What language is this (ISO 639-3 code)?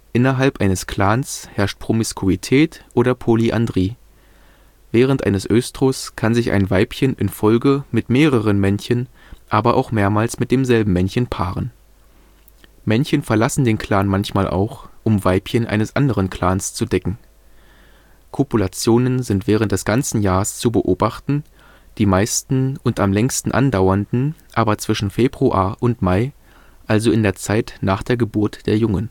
deu